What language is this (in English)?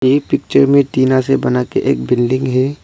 Hindi